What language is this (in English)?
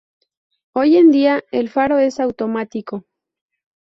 Spanish